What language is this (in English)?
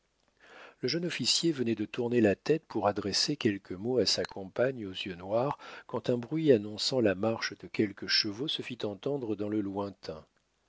French